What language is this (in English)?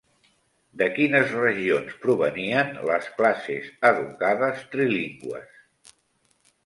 Catalan